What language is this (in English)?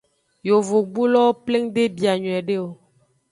Aja (Benin)